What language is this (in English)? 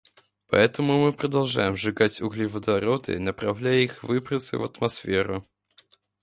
Russian